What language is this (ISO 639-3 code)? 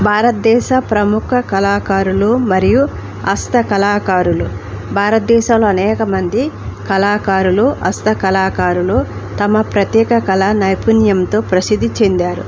tel